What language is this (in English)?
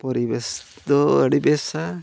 Santali